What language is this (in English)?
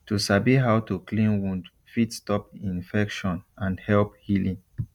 Nigerian Pidgin